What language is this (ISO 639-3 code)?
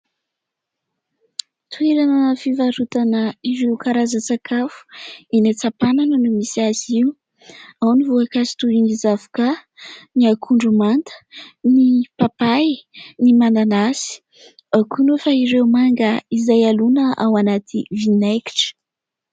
mlg